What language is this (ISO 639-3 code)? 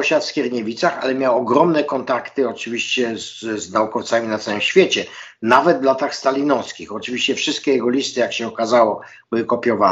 pol